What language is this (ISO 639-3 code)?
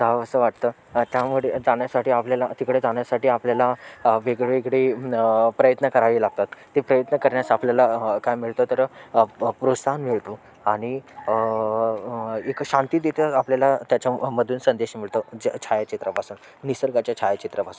mar